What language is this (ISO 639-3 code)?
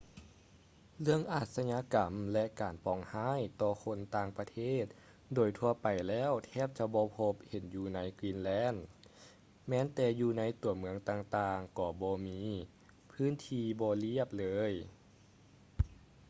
lao